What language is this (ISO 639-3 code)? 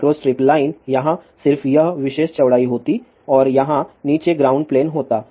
hin